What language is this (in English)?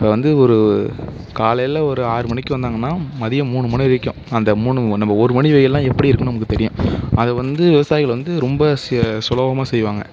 Tamil